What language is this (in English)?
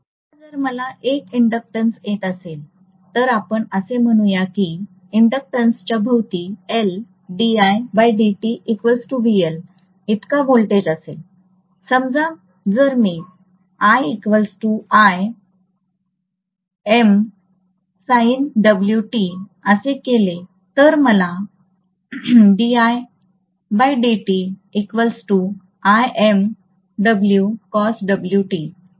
Marathi